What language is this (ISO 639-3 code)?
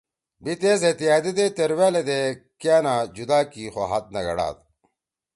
trw